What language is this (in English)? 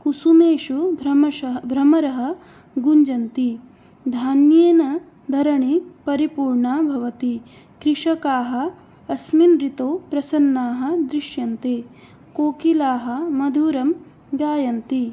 Sanskrit